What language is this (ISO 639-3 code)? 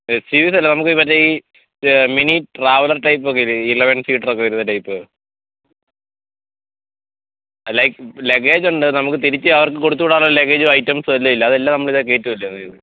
mal